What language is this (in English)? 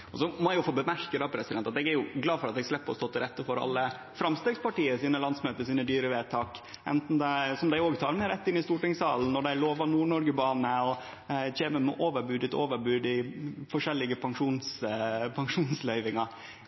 Norwegian Nynorsk